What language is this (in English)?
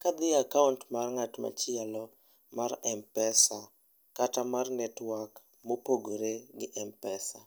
Luo (Kenya and Tanzania)